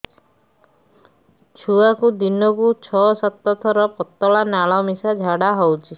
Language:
Odia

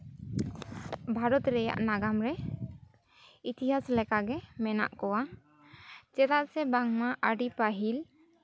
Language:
Santali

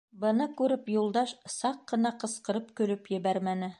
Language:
Bashkir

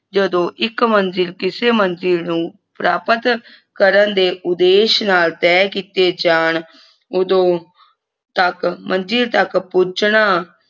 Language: Punjabi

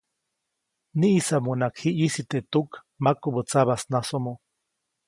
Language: Copainalá Zoque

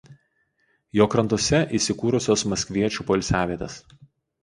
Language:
Lithuanian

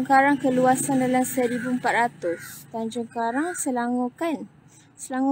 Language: Malay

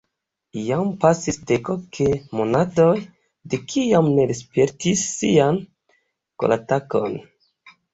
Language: Esperanto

